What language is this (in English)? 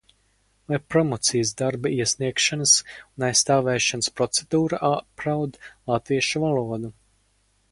Latvian